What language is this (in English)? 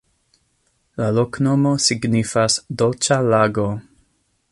Esperanto